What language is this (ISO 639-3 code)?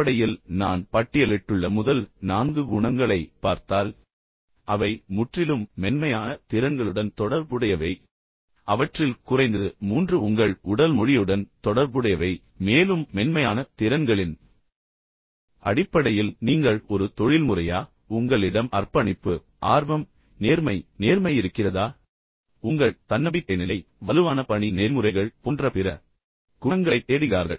tam